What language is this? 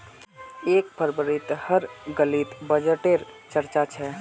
Magahi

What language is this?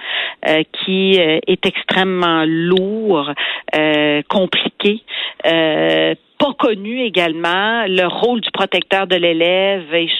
French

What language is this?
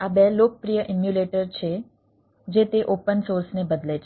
Gujarati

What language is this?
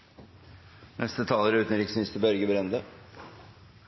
Norwegian Bokmål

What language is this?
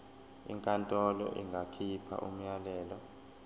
Zulu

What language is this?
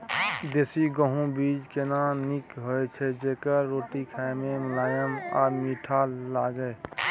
Maithili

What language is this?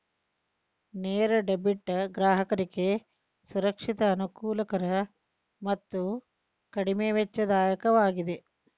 Kannada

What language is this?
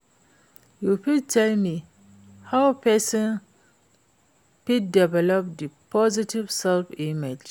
Nigerian Pidgin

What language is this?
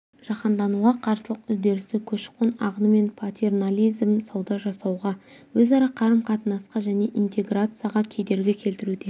Kazakh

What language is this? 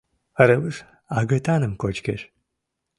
Mari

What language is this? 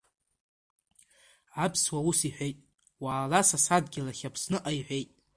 Abkhazian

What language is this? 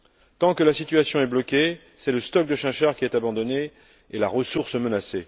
French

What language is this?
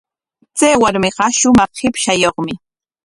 Corongo Ancash Quechua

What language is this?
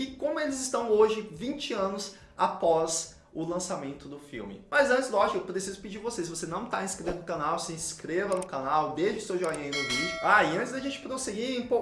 Portuguese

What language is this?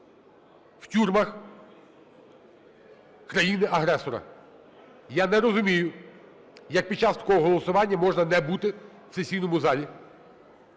Ukrainian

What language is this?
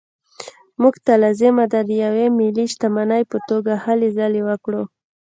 Pashto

